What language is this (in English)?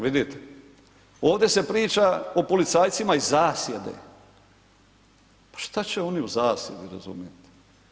Croatian